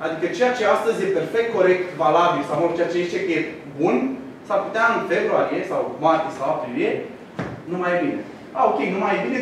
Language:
Romanian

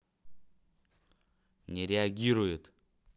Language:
Russian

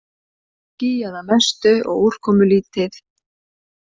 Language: Icelandic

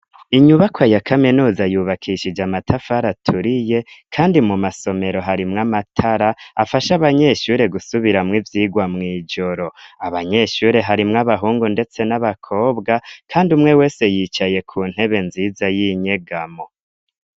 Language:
Rundi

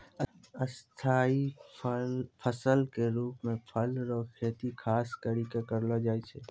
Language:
Maithili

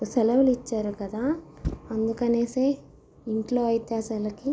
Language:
Telugu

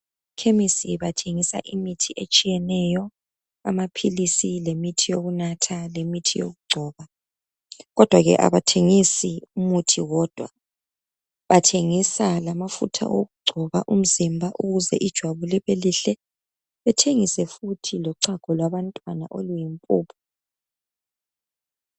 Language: North Ndebele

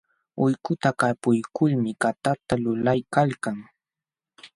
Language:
Jauja Wanca Quechua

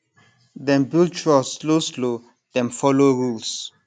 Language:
Nigerian Pidgin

